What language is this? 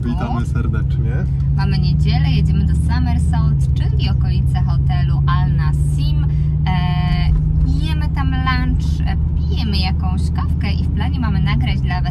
Polish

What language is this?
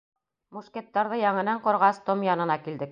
Bashkir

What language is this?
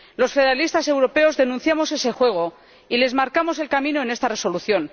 Spanish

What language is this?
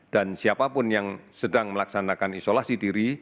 Indonesian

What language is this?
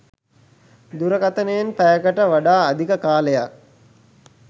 Sinhala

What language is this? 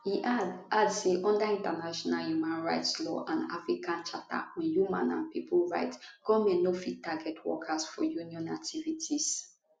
Nigerian Pidgin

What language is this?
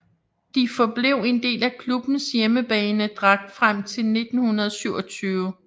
Danish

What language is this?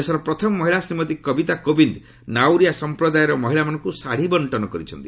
Odia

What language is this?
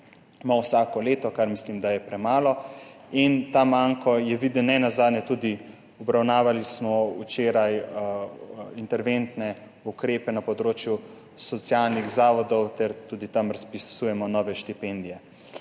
Slovenian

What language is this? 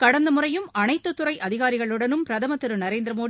Tamil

